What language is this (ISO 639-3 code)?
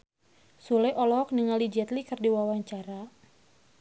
sun